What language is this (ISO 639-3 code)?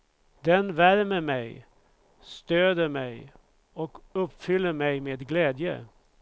swe